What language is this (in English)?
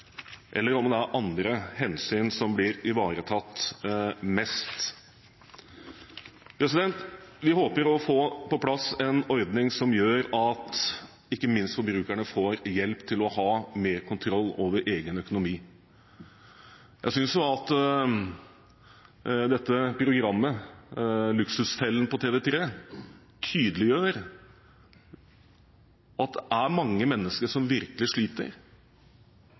Norwegian Bokmål